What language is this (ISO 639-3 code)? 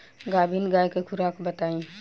bho